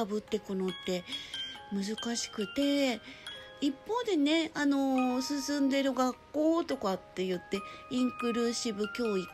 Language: Japanese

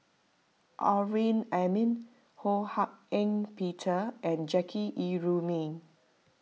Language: English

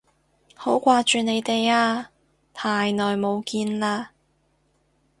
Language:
Cantonese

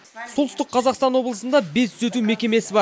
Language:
Kazakh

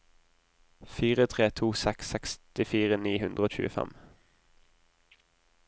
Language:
Norwegian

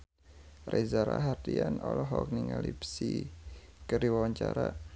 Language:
Sundanese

